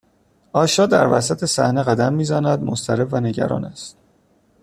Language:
Persian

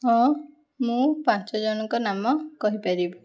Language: Odia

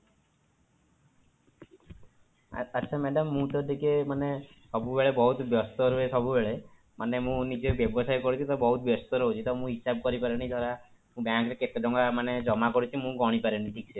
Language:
Odia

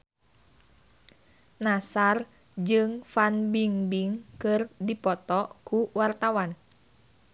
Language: Sundanese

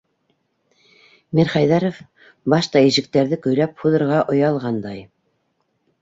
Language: Bashkir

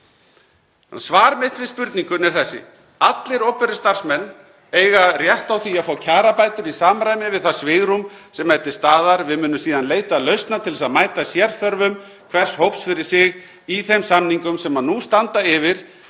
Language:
Icelandic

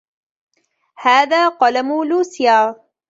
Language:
Arabic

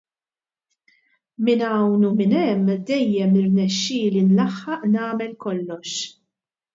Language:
Maltese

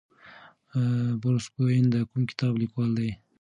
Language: Pashto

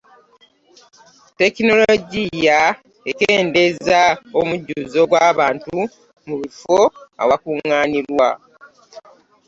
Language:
Ganda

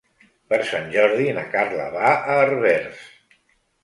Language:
Catalan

